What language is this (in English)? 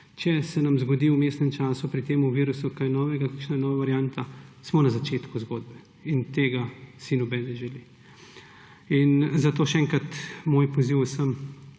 Slovenian